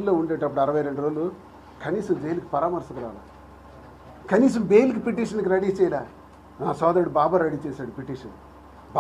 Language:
Telugu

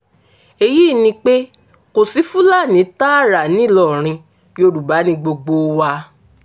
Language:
Yoruba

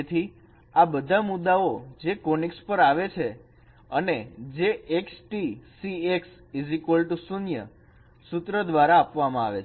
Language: Gujarati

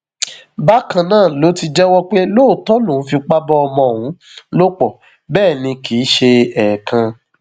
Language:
Yoruba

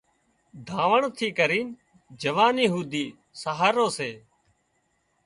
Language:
Wadiyara Koli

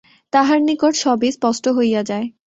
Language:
Bangla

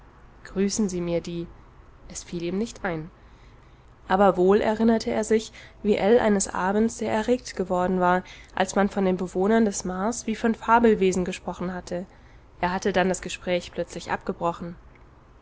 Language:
German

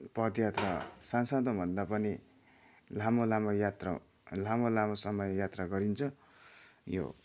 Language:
Nepali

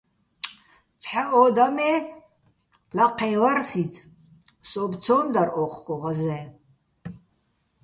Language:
Bats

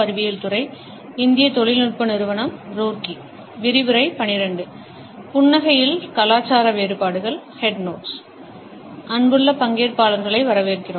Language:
Tamil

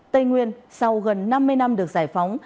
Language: Vietnamese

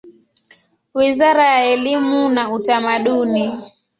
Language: Swahili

